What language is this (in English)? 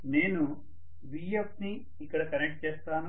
Telugu